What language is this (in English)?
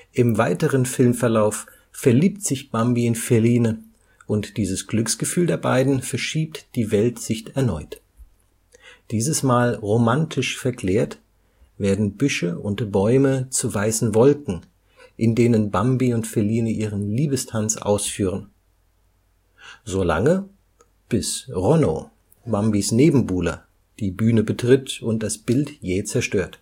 German